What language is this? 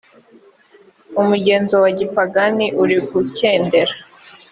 Kinyarwanda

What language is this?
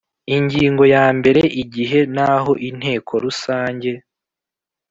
Kinyarwanda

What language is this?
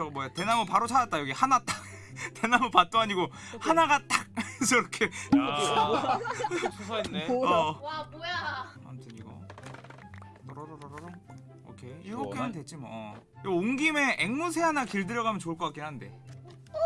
Korean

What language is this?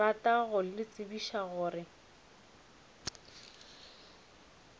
Northern Sotho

